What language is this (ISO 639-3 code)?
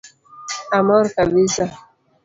luo